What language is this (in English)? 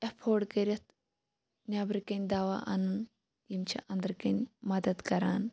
Kashmiri